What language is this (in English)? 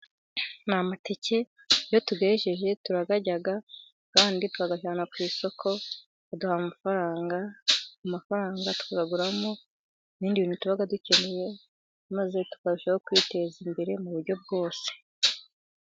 Kinyarwanda